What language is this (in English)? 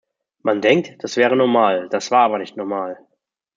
German